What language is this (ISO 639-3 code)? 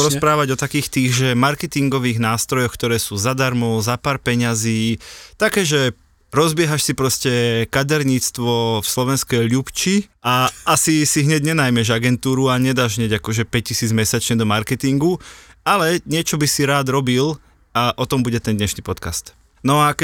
slk